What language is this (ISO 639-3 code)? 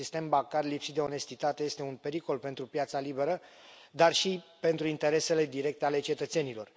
ron